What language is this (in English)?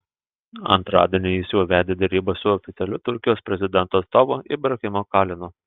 Lithuanian